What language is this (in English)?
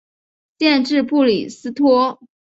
Chinese